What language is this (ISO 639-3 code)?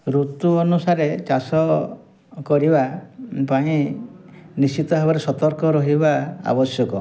ori